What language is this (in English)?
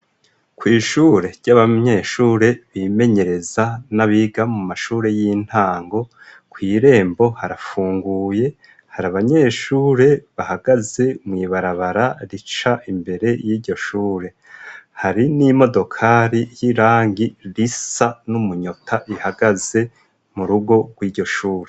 Rundi